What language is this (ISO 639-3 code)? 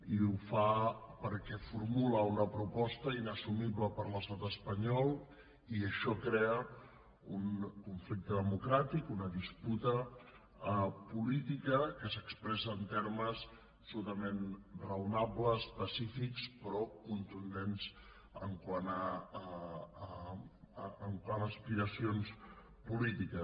cat